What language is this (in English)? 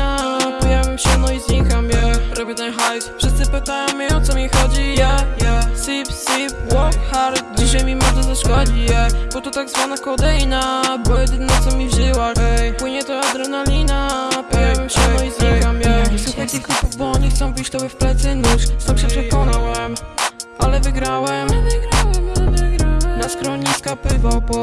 Polish